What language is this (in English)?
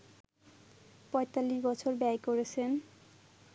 Bangla